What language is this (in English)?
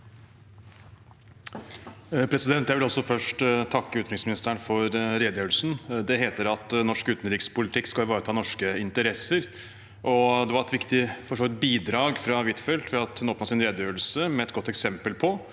Norwegian